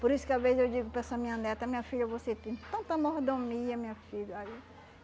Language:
Portuguese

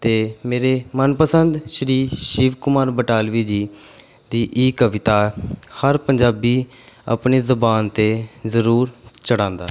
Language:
Punjabi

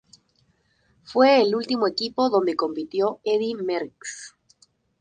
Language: Spanish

